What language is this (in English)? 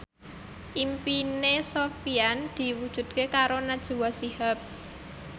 Javanese